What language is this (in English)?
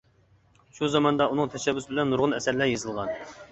Uyghur